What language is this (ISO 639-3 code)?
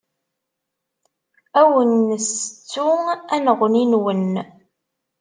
kab